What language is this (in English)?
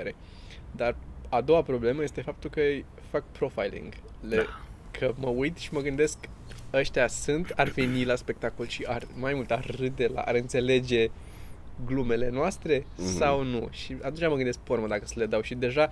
Romanian